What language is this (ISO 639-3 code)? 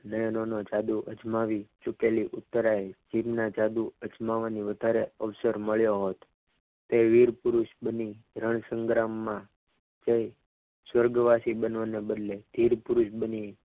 guj